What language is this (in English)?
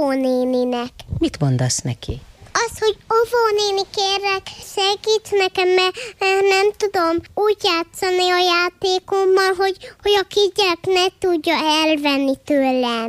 Hungarian